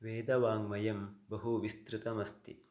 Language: Sanskrit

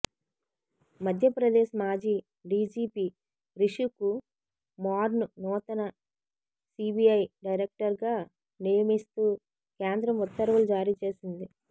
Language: Telugu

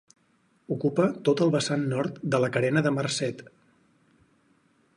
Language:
Catalan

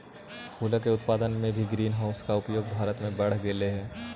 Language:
Magahi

